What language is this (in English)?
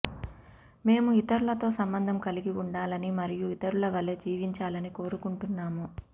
Telugu